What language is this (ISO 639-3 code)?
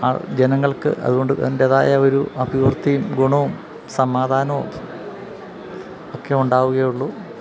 mal